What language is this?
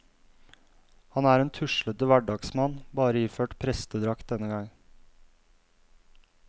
Norwegian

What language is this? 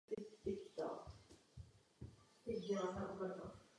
Czech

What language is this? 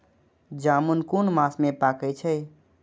Maithili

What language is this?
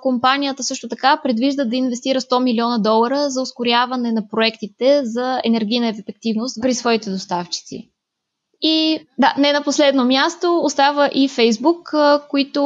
Bulgarian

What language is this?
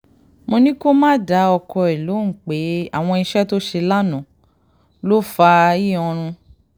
Yoruba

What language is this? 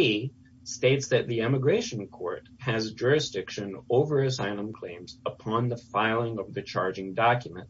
English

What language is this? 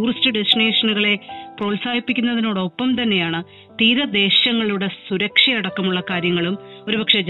Malayalam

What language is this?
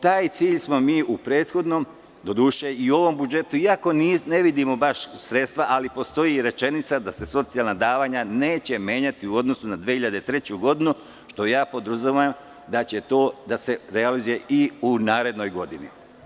Serbian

